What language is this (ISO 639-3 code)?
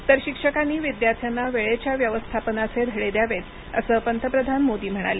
mar